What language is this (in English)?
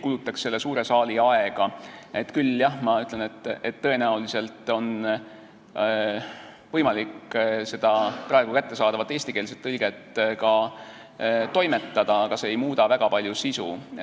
Estonian